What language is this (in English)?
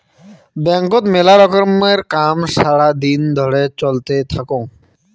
Bangla